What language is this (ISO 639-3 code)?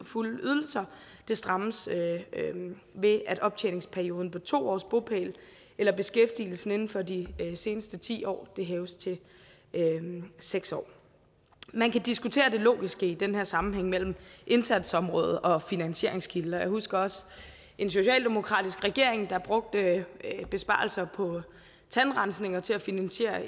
dan